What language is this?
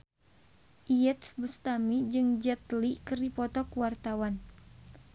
Sundanese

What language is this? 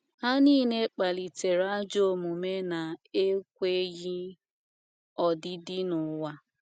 Igbo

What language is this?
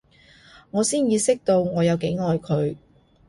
Cantonese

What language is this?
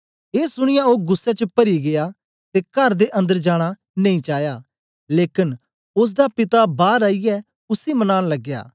Dogri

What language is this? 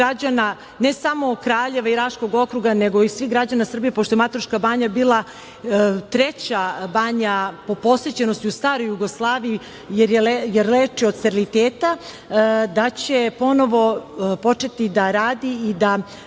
Serbian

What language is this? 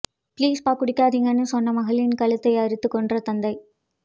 Tamil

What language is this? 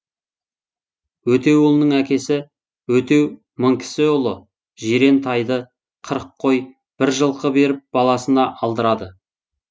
Kazakh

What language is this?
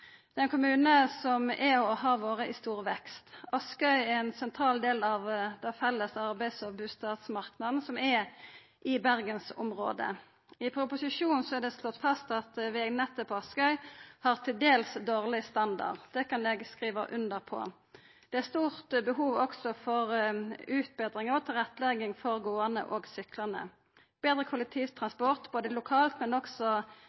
Norwegian Nynorsk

